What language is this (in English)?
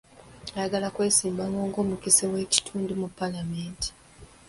Ganda